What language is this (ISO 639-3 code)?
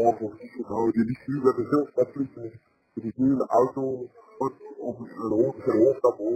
nld